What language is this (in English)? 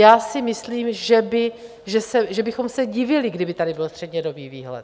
Czech